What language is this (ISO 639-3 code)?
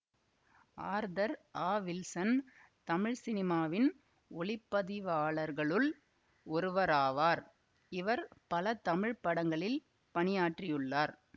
tam